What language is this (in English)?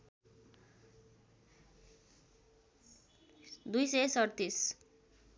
Nepali